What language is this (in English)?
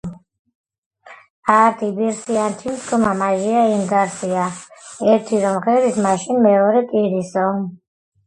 Georgian